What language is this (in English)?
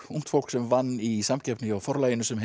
Icelandic